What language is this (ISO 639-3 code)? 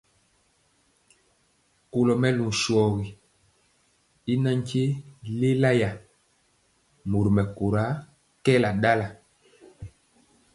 mcx